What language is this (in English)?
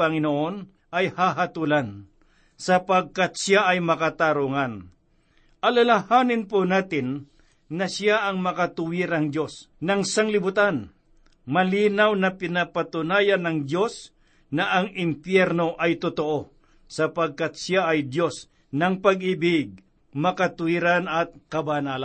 Filipino